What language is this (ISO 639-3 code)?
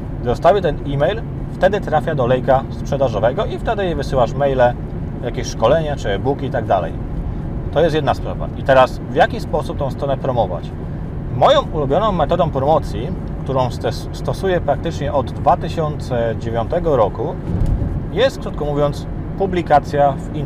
pol